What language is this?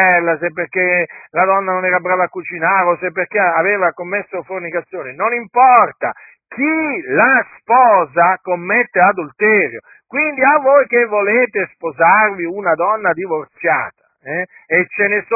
Italian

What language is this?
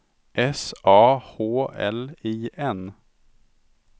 Swedish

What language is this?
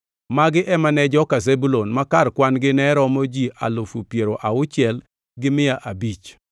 Luo (Kenya and Tanzania)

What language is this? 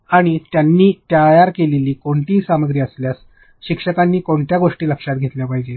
Marathi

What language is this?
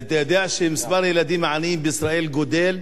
Hebrew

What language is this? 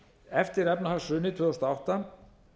Icelandic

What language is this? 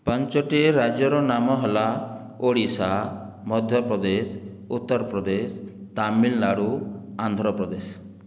Odia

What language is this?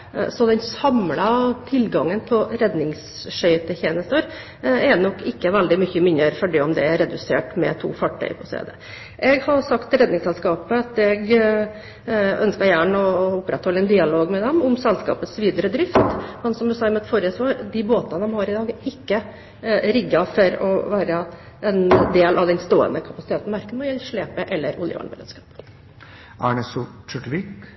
Norwegian Bokmål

